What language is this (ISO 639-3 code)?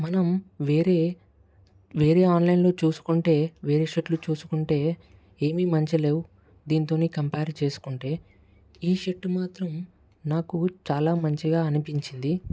tel